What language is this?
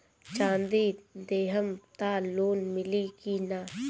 Bhojpuri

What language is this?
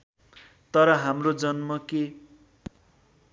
Nepali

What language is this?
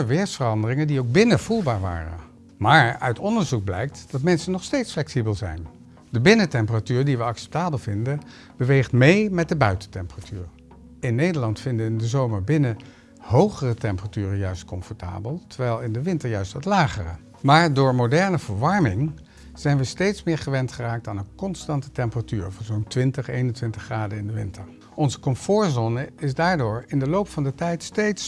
Dutch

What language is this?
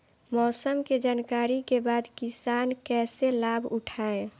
Bhojpuri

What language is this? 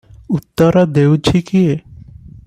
Odia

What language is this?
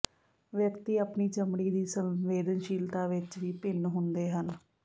Punjabi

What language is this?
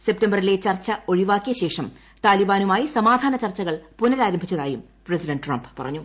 Malayalam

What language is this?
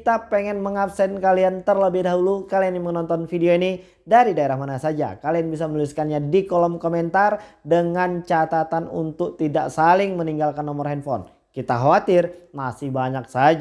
Indonesian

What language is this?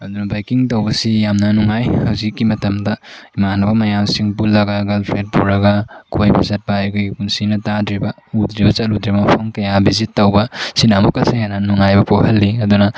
Manipuri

